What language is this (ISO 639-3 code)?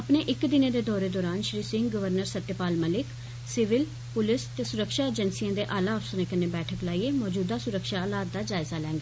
doi